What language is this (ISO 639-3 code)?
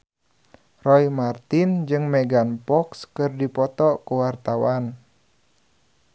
sun